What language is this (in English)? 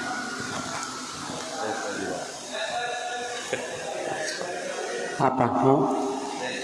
Indonesian